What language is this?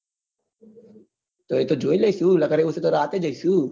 Gujarati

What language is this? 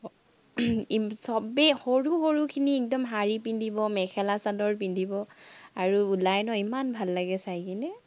Assamese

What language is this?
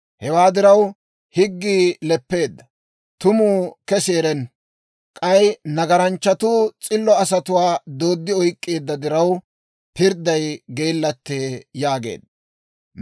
Dawro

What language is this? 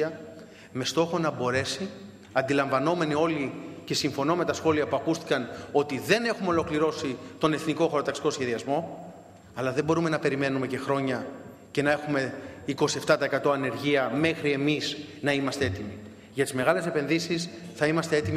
Greek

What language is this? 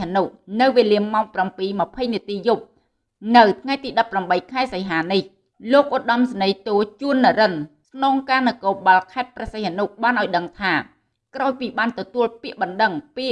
Vietnamese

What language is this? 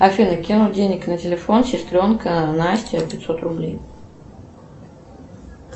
Russian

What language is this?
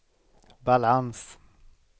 Swedish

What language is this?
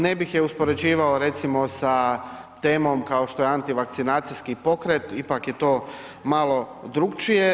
Croatian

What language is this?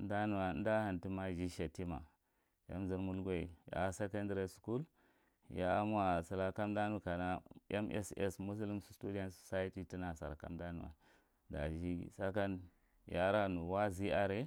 Marghi Central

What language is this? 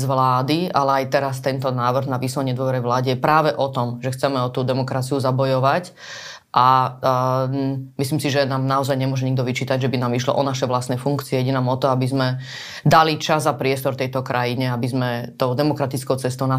Slovak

